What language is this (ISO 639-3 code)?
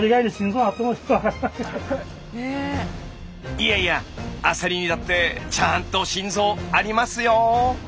jpn